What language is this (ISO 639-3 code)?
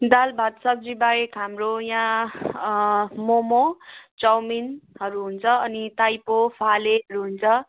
nep